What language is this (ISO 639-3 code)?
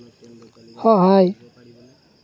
asm